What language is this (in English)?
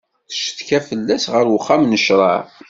Kabyle